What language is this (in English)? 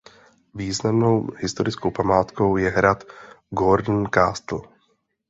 Czech